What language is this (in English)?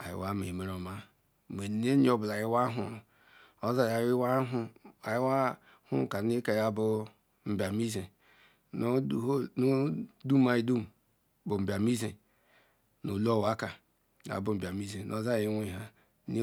Ikwere